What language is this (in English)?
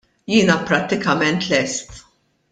Maltese